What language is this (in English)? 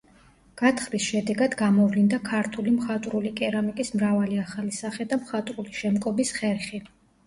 Georgian